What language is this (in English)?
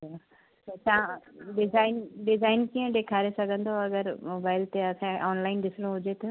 Sindhi